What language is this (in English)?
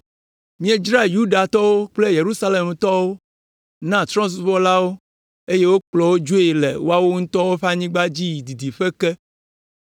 Ewe